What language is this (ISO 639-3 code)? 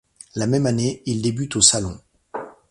fra